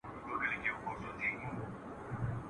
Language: Pashto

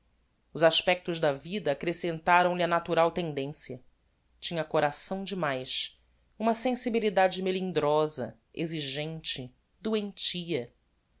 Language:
Portuguese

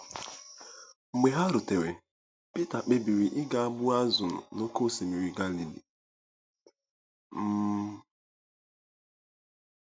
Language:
Igbo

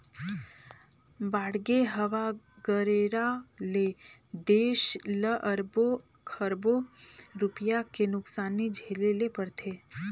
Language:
Chhattisgarhi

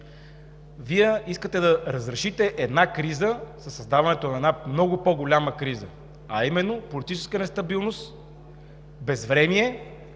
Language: Bulgarian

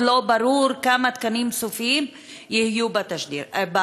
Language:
Hebrew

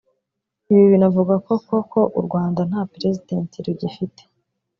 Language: Kinyarwanda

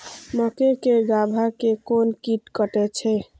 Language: Maithili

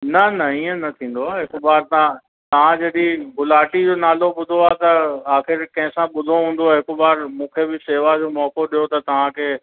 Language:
Sindhi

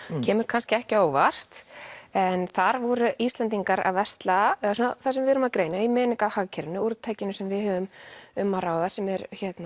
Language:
Icelandic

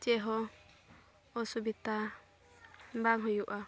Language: Santali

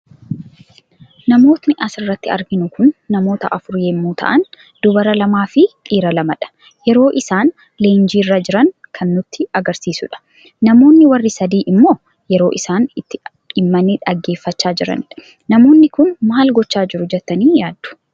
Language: Oromo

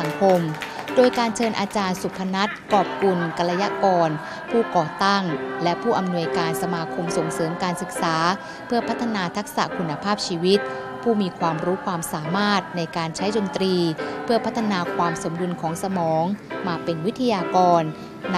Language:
Thai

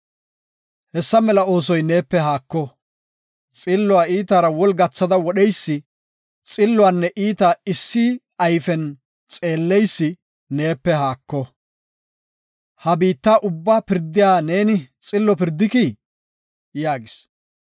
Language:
Gofa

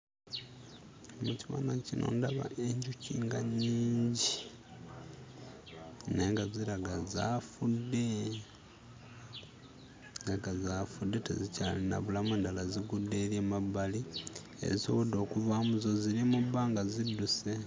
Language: Ganda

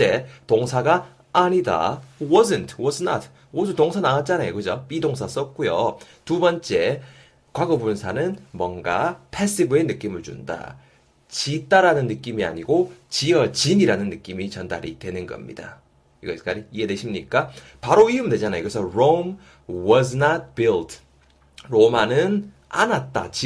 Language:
Korean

